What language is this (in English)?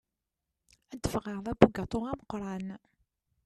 Kabyle